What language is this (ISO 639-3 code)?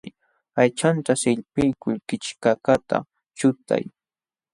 qxw